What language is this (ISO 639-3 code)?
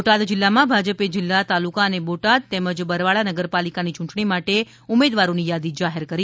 guj